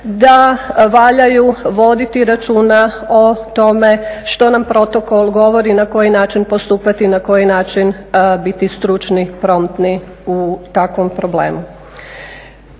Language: Croatian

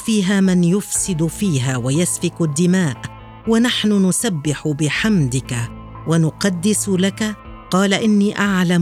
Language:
Arabic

